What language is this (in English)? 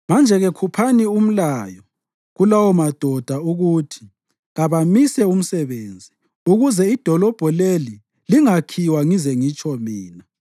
North Ndebele